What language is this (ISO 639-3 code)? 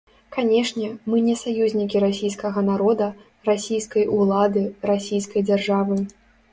bel